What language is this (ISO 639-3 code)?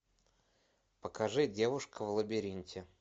rus